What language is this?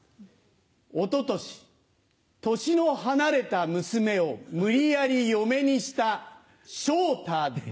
Japanese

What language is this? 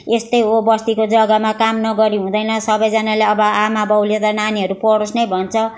Nepali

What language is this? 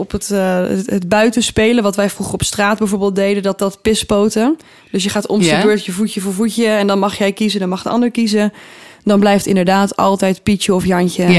Dutch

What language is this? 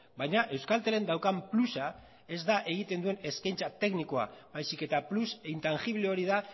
Basque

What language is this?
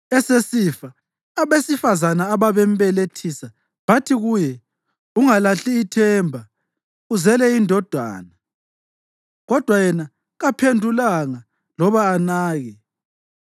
North Ndebele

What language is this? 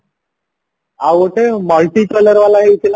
Odia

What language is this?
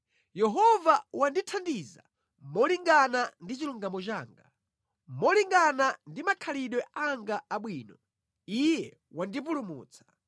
Nyanja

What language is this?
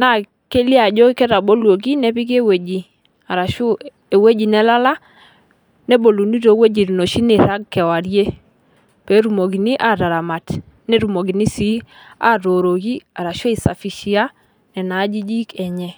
Masai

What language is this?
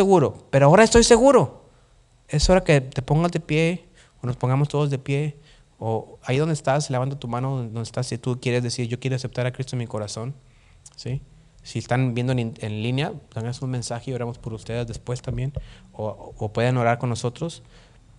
Spanish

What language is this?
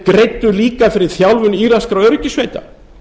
Icelandic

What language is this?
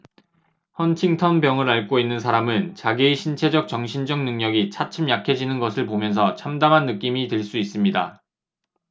Korean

